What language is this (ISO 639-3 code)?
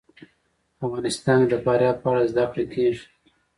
pus